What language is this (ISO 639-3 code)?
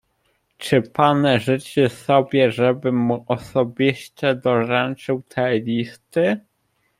pol